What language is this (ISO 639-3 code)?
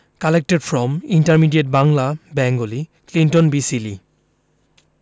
ben